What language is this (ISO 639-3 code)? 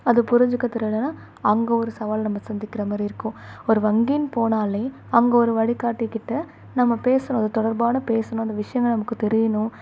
tam